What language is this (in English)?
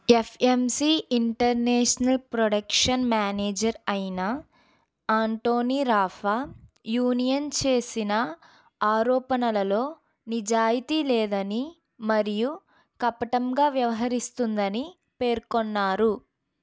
Telugu